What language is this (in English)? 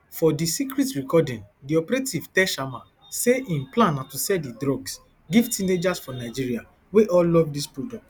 Nigerian Pidgin